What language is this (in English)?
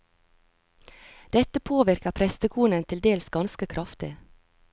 Norwegian